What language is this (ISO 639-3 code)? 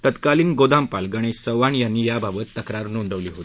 mar